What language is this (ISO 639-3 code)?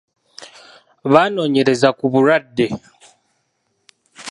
lug